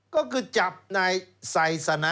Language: Thai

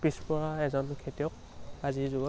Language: Assamese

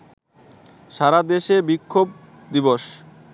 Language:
Bangla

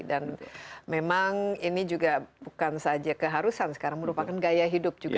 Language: Indonesian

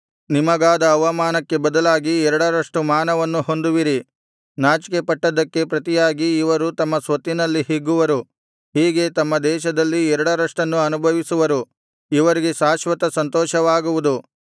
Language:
Kannada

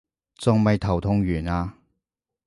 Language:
Cantonese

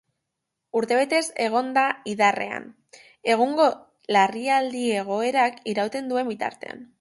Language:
Basque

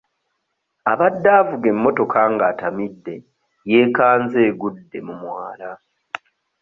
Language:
Ganda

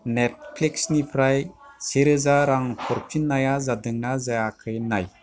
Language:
Bodo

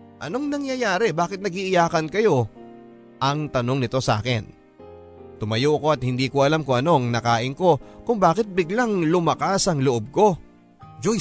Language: Filipino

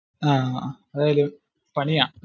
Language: Malayalam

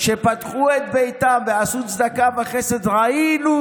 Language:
Hebrew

